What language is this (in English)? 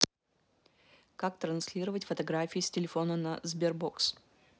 Russian